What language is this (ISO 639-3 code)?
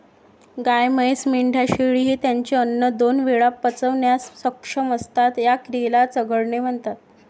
mar